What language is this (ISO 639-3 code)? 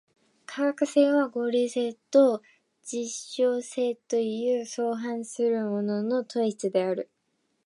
jpn